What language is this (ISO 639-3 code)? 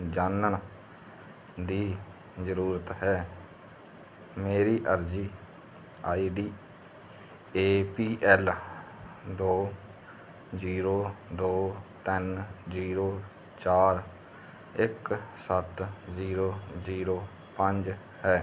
pan